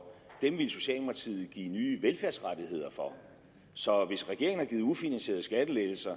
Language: Danish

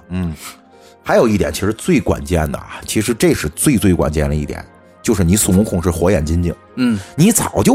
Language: Chinese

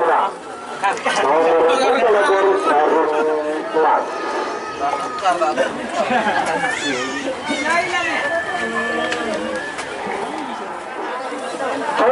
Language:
Indonesian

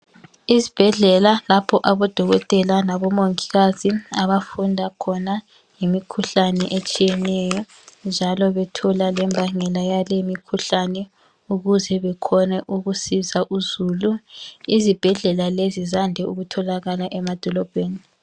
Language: North Ndebele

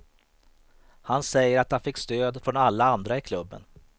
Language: Swedish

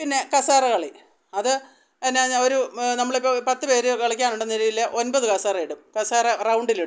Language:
Malayalam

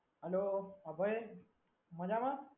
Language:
Gujarati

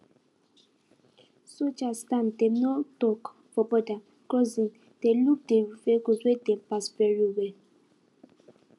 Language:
Nigerian Pidgin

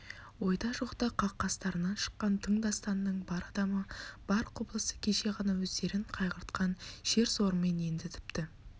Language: Kazakh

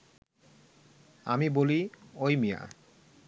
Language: Bangla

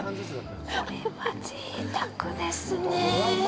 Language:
Japanese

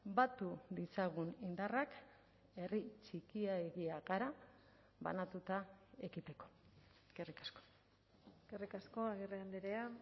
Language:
Basque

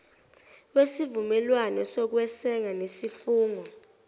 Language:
Zulu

